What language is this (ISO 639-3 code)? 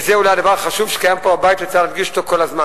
heb